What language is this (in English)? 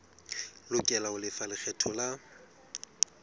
Southern Sotho